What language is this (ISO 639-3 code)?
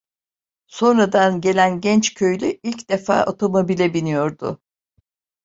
tur